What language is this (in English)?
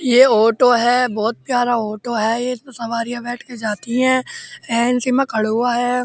Hindi